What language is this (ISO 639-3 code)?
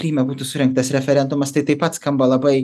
lit